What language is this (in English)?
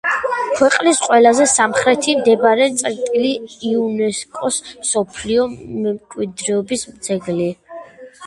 Georgian